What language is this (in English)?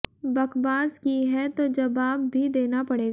Hindi